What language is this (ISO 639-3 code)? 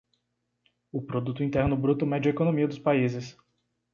por